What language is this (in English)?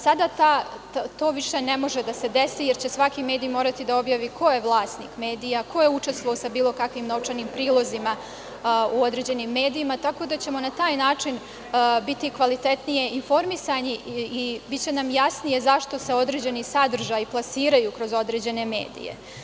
Serbian